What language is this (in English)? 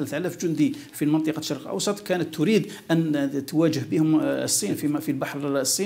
Arabic